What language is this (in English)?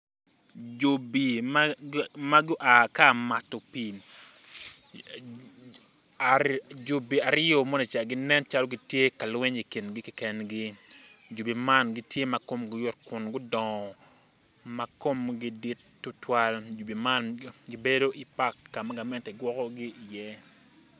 Acoli